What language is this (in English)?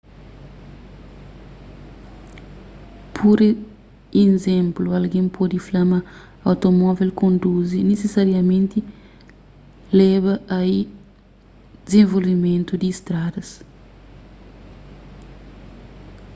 Kabuverdianu